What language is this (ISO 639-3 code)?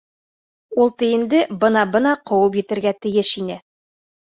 bak